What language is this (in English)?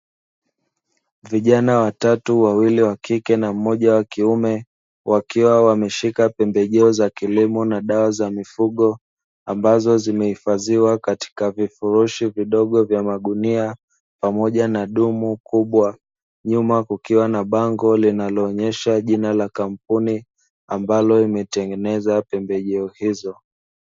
Swahili